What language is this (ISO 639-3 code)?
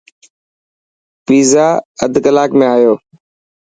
mki